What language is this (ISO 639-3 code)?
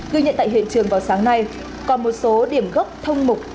vie